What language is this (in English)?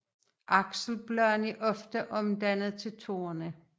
Danish